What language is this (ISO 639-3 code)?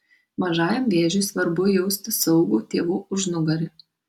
lit